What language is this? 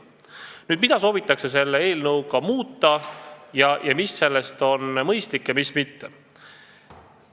Estonian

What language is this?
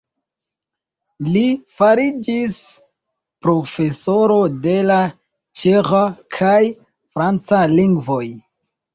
Esperanto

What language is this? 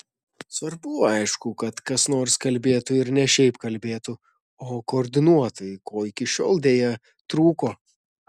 Lithuanian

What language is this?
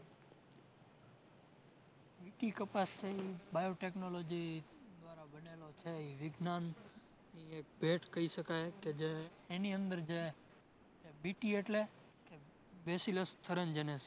Gujarati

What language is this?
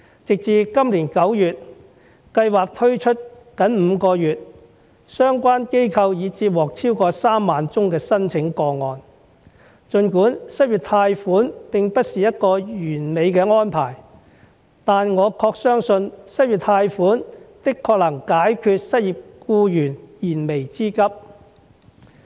Cantonese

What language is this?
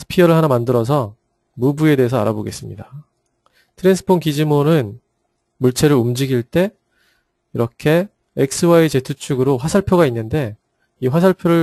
Korean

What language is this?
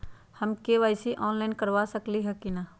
Magahi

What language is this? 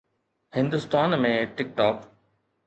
Sindhi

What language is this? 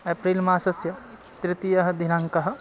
Sanskrit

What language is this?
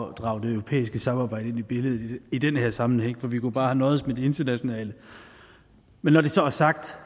Danish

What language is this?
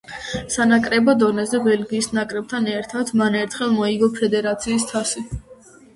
Georgian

